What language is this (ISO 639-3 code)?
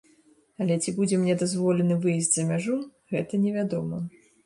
bel